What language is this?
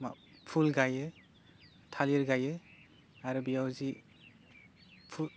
Bodo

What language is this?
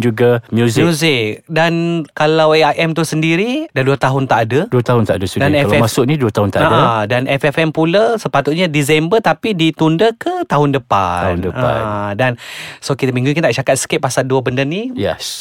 Malay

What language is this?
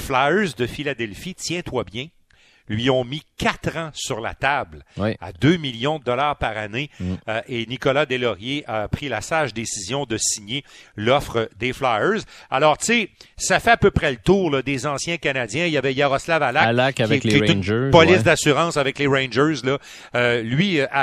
French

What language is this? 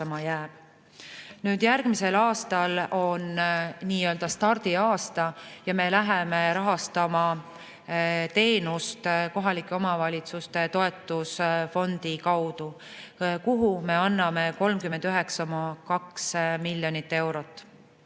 Estonian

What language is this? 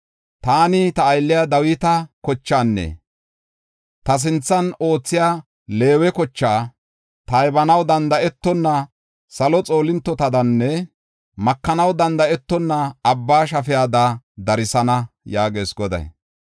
Gofa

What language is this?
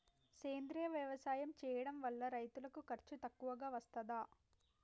Telugu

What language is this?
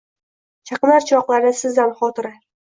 Uzbek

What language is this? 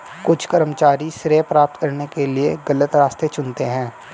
Hindi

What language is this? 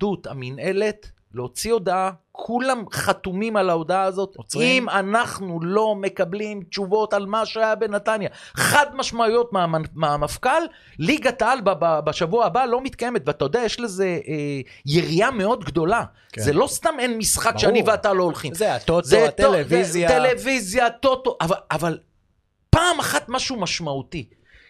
Hebrew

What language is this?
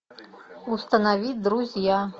Russian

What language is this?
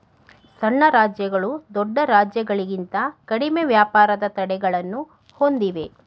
Kannada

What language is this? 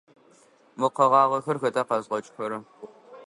Adyghe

